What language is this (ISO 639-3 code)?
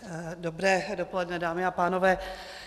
ces